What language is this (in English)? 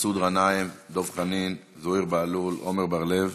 Hebrew